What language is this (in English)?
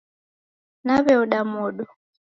Taita